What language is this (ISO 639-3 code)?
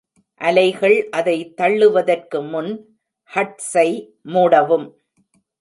tam